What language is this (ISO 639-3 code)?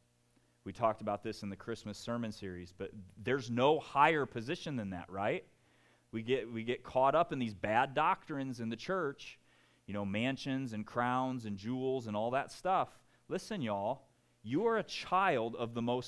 eng